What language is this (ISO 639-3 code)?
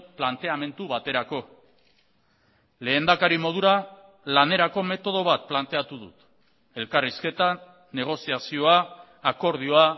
eus